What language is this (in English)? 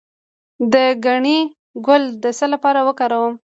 Pashto